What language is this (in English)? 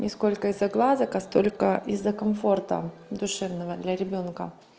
Russian